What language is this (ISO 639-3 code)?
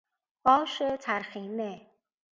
fas